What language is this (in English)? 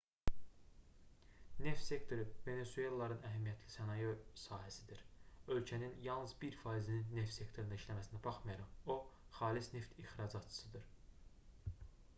Azerbaijani